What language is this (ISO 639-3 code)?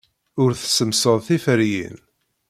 kab